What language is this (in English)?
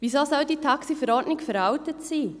Swiss German